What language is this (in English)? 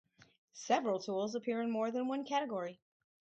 English